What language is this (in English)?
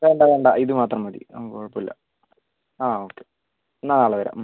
Malayalam